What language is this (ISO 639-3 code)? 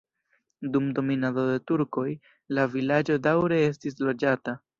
epo